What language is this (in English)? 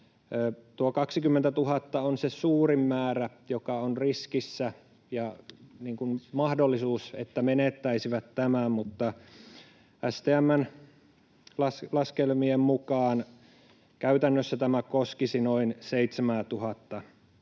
Finnish